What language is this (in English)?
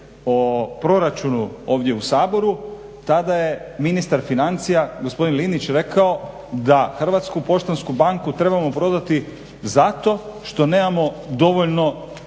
Croatian